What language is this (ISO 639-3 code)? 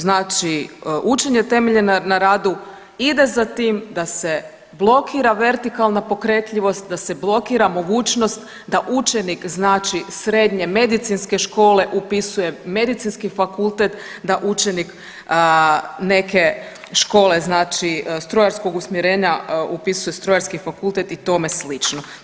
hrv